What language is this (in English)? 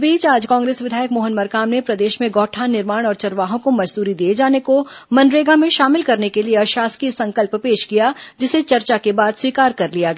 Hindi